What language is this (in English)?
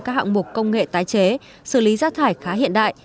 Vietnamese